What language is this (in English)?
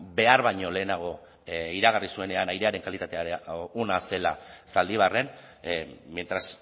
Basque